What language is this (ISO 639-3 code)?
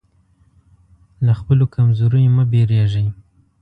pus